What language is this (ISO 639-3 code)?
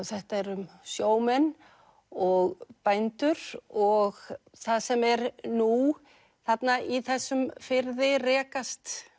isl